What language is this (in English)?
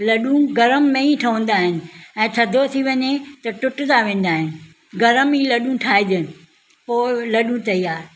Sindhi